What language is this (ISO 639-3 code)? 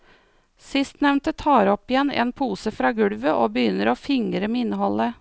nor